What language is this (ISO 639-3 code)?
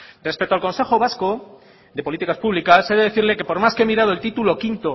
spa